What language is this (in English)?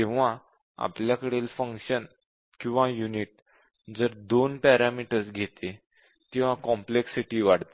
Marathi